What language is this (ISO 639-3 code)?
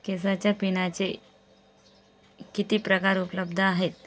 mar